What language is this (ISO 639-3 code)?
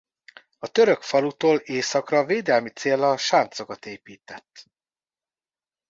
hun